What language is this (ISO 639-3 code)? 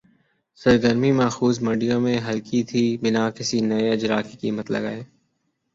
urd